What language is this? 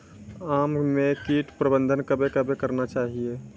Maithili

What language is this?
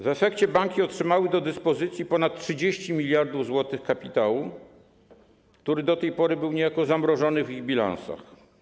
Polish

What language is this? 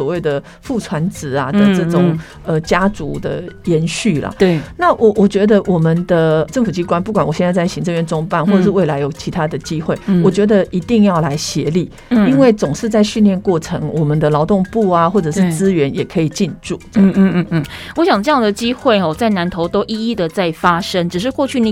Chinese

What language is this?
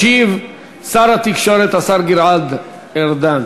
Hebrew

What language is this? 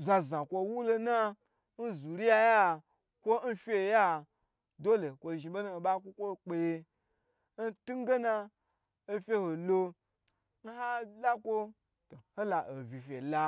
Gbagyi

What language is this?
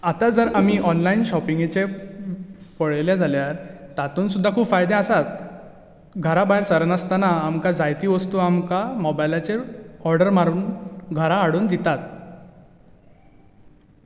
Konkani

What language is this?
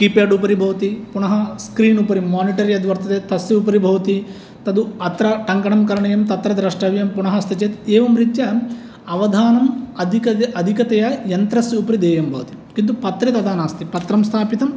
Sanskrit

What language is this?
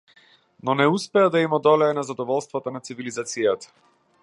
Macedonian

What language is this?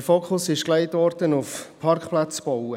Swiss German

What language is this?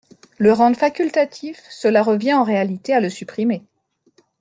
French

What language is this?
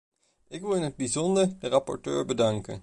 Dutch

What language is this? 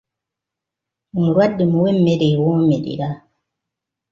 Ganda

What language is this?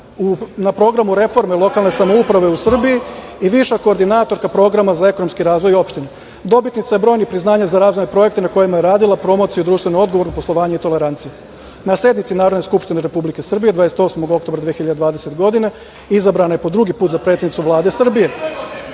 Serbian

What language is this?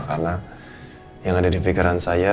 Indonesian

